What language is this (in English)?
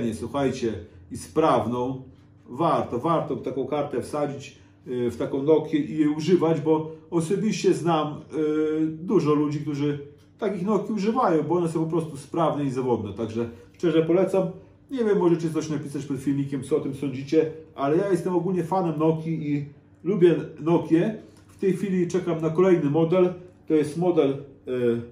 Polish